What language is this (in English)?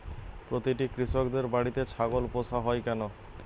Bangla